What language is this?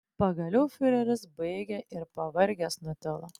Lithuanian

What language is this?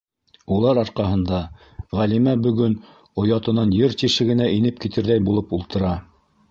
Bashkir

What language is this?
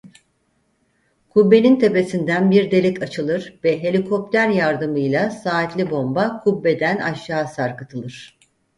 Turkish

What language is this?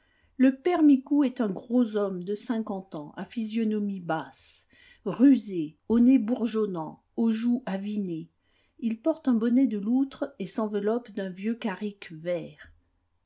French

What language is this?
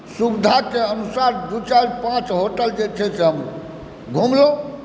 Maithili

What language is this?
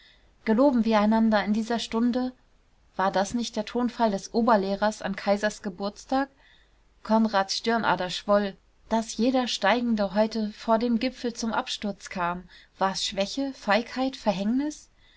German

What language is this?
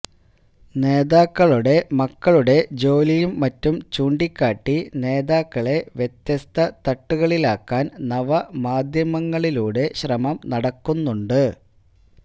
Malayalam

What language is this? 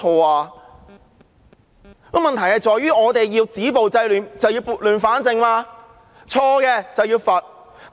Cantonese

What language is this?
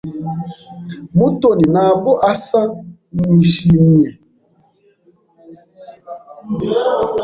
Kinyarwanda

